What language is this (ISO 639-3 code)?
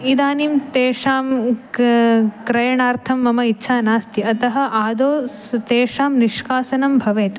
san